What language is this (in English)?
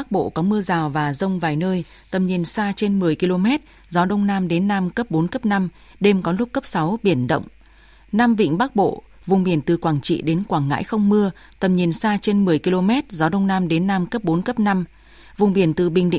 Vietnamese